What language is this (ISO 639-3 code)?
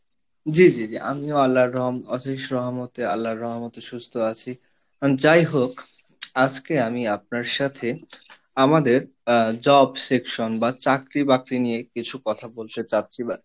ben